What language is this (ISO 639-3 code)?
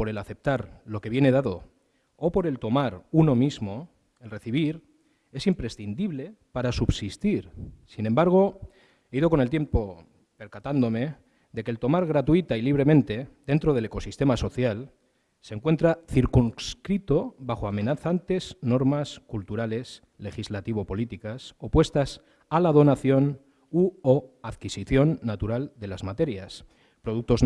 spa